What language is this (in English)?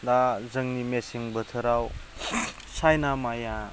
Bodo